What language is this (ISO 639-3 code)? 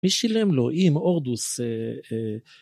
heb